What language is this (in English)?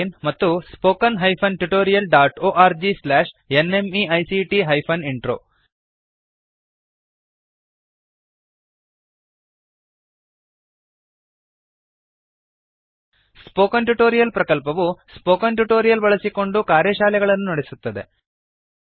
Kannada